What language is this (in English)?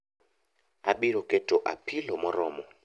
Luo (Kenya and Tanzania)